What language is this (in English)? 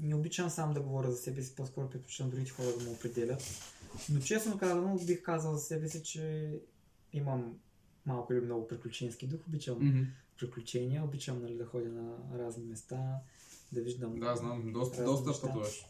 Bulgarian